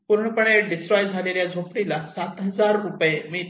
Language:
Marathi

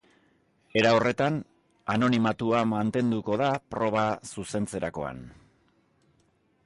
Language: Basque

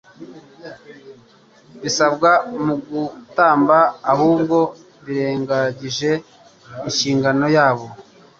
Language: Kinyarwanda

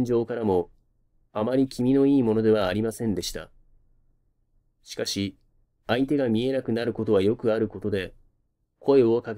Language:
Japanese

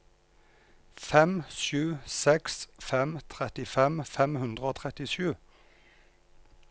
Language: Norwegian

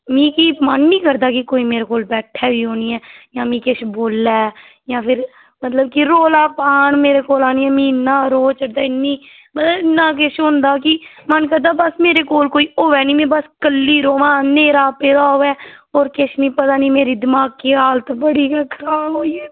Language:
Dogri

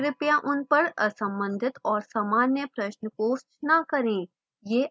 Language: Hindi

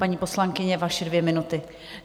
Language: Czech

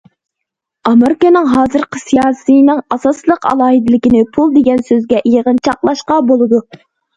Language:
Uyghur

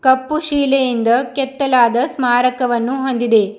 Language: Kannada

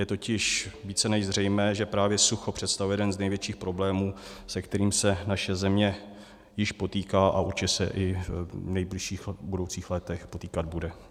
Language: Czech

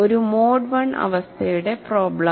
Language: Malayalam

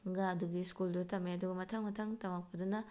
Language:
Manipuri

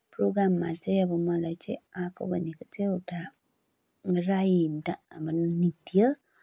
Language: Nepali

